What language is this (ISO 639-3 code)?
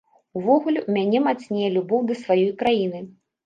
bel